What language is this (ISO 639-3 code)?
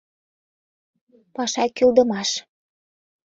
chm